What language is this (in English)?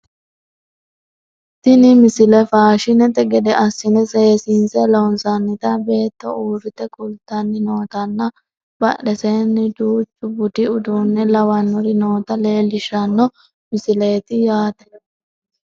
Sidamo